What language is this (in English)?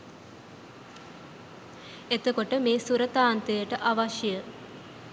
Sinhala